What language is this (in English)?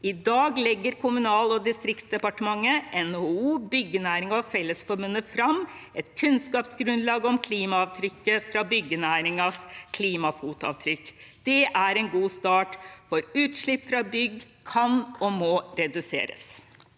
Norwegian